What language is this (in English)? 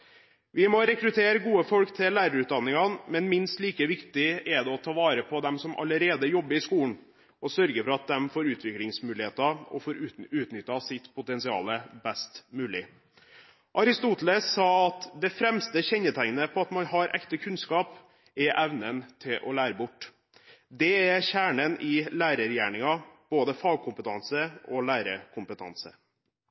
Norwegian Bokmål